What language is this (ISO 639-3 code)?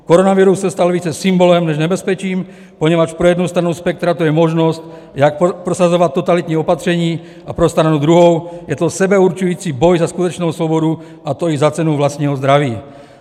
ces